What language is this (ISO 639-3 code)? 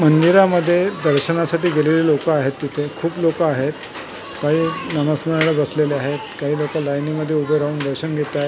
mar